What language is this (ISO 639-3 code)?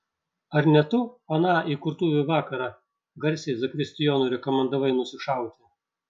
lit